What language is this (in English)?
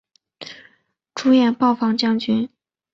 Chinese